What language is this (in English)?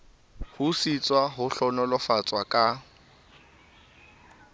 Southern Sotho